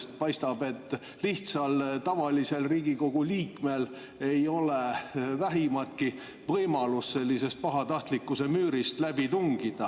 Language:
Estonian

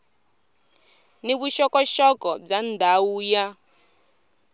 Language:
Tsonga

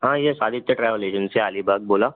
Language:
Marathi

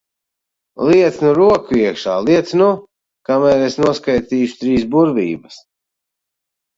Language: Latvian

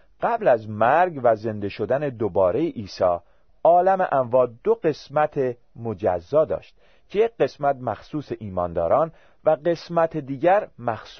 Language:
Persian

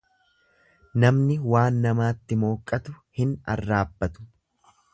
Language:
Oromo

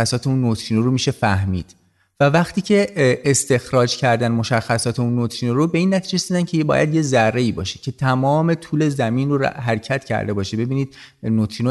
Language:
Persian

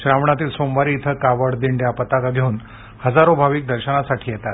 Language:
Marathi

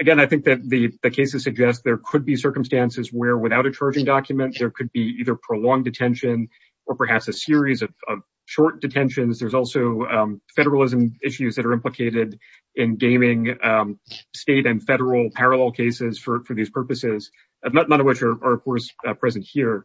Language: English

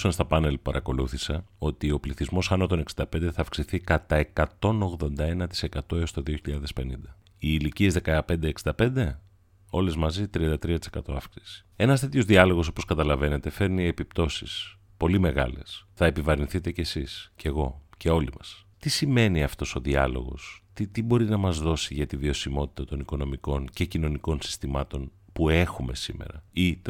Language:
Greek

